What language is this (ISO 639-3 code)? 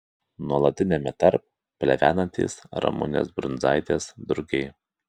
lit